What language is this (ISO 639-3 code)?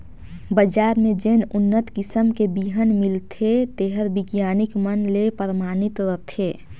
hne